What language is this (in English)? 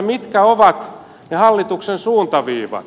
Finnish